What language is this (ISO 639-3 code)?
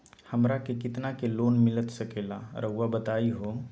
mag